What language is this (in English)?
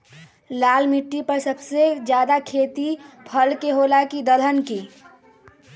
Magahi